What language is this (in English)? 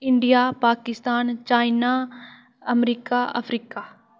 Dogri